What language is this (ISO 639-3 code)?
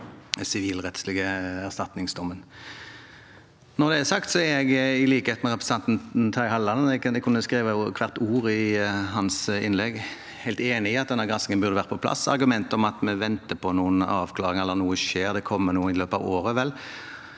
nor